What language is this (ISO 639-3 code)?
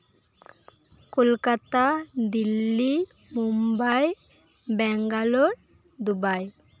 sat